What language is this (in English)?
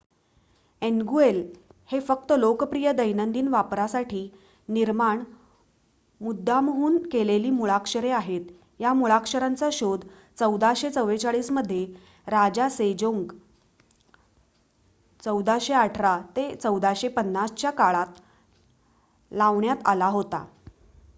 Marathi